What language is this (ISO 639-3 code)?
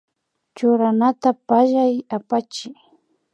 qvi